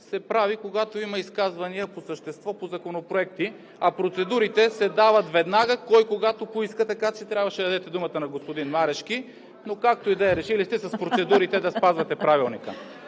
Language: Bulgarian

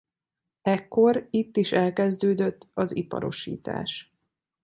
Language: Hungarian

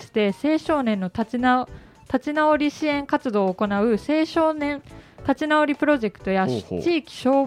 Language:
Japanese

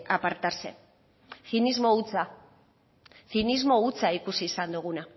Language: Basque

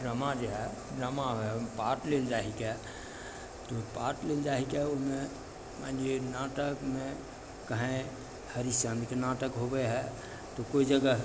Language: Maithili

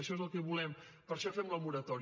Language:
Catalan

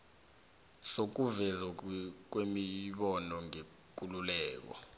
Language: South Ndebele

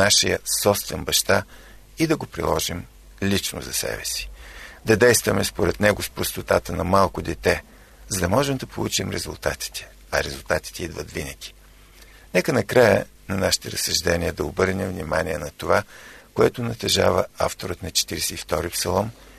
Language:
Bulgarian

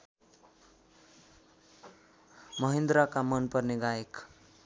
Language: Nepali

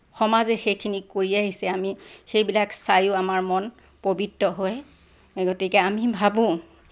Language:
Assamese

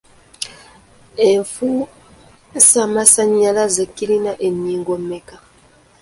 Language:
Ganda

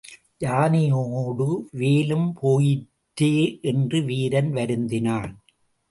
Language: Tamil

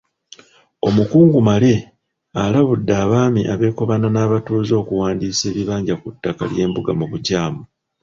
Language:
Ganda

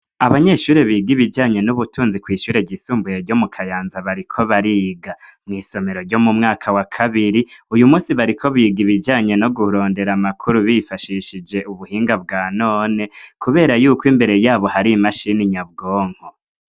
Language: Rundi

